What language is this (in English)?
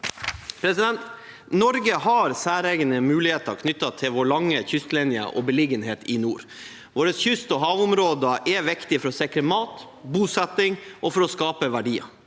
Norwegian